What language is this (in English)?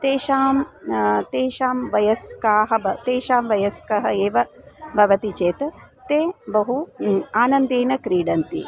Sanskrit